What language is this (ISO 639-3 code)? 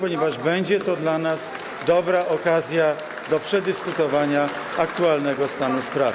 pol